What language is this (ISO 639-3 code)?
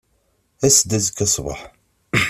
kab